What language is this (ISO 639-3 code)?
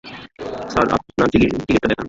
ben